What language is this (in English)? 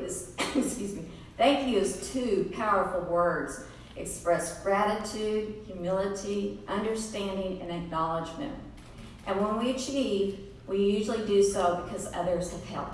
English